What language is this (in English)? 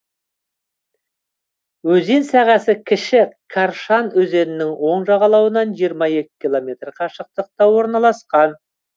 Kazakh